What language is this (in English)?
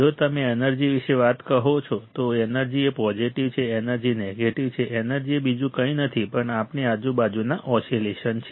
Gujarati